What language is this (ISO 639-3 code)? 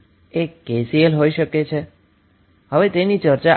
guj